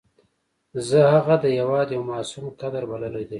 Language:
Pashto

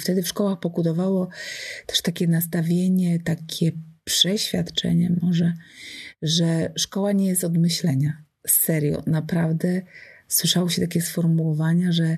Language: Polish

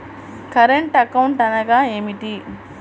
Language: Telugu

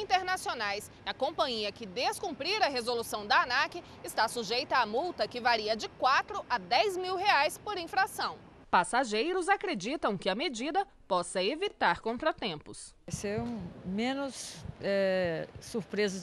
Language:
Portuguese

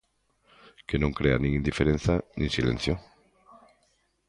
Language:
Galician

